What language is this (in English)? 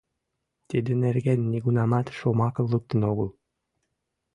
Mari